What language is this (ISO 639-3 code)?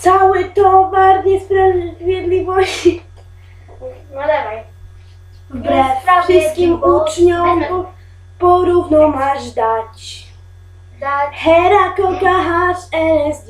pol